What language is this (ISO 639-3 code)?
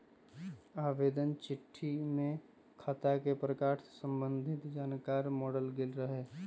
mag